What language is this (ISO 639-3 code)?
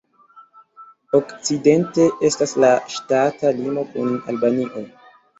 epo